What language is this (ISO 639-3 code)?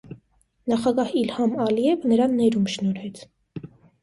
hye